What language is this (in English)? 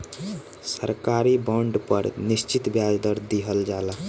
Bhojpuri